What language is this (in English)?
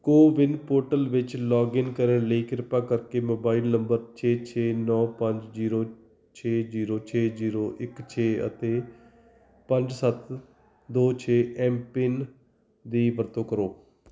Punjabi